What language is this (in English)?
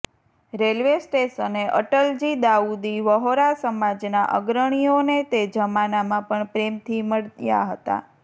Gujarati